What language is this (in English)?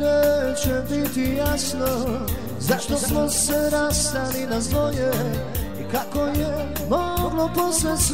Arabic